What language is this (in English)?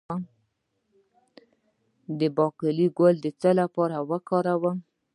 Pashto